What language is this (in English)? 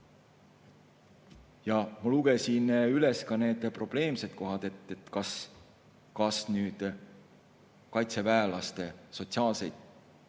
Estonian